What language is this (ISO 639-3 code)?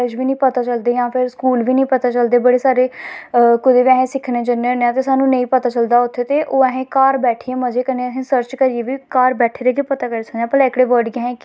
doi